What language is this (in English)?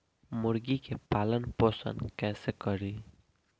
Bhojpuri